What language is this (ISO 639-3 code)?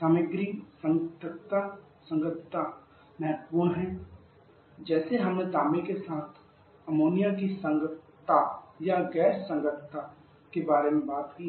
hin